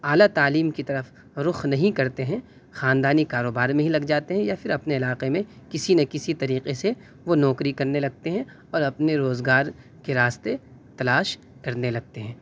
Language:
Urdu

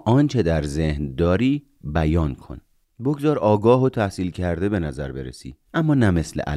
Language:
Persian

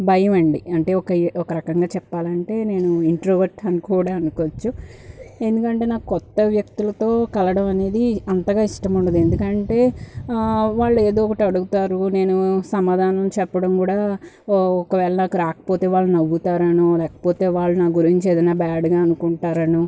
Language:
Telugu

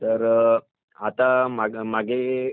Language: Marathi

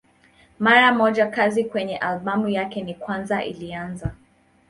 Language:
Swahili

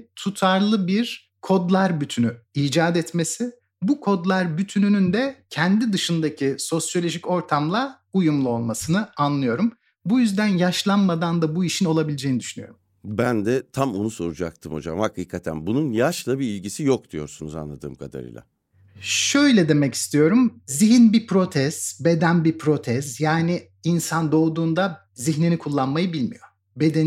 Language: Turkish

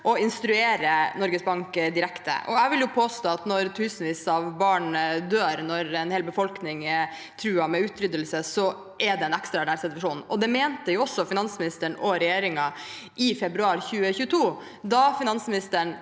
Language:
Norwegian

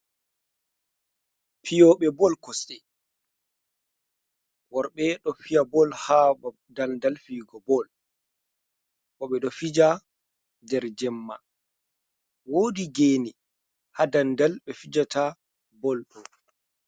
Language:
Fula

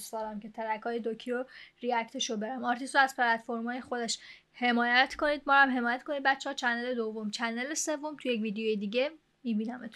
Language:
Persian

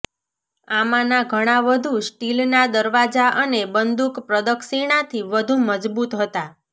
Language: Gujarati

